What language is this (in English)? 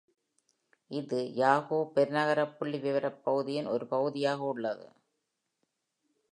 Tamil